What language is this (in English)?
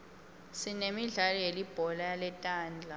Swati